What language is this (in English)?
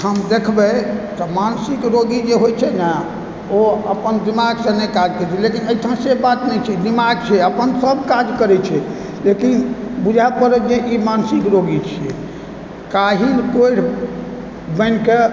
Maithili